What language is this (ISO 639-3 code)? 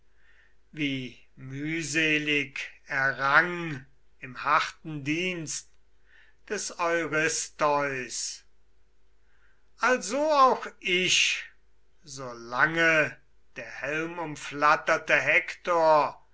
deu